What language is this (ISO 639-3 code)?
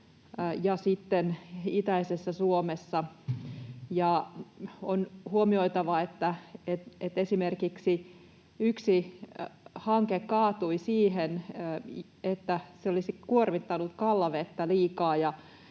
fin